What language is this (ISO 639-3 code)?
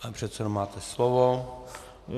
ces